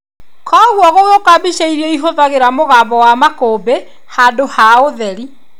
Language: Kikuyu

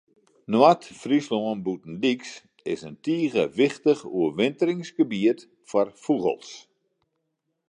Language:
Western Frisian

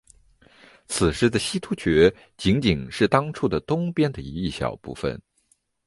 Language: Chinese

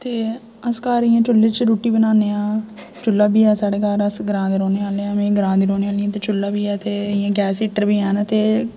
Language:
Dogri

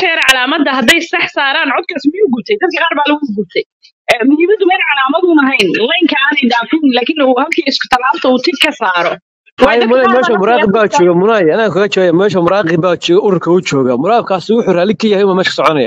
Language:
Arabic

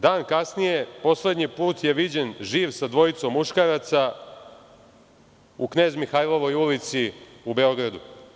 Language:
Serbian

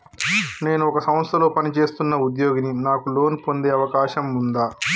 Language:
Telugu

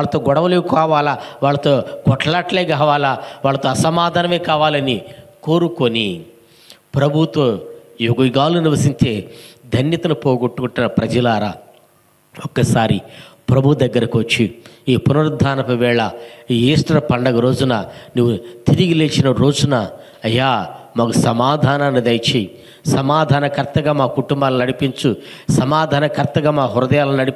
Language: Telugu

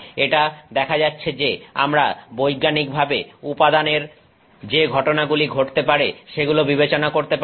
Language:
Bangla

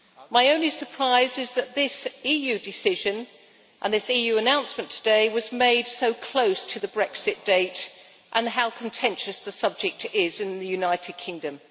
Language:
English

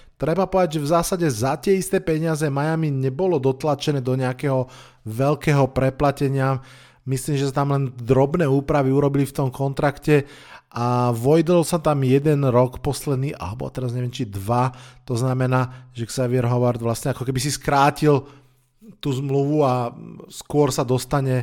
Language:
Slovak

